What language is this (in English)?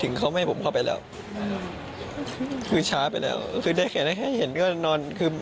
Thai